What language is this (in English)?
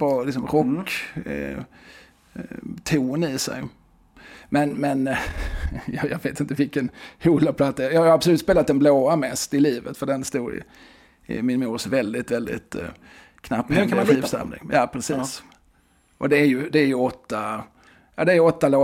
Swedish